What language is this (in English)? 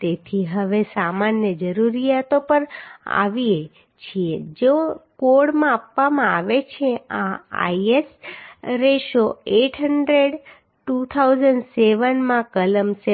Gujarati